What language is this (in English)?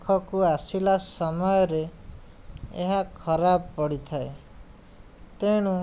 Odia